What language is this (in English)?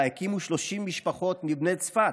Hebrew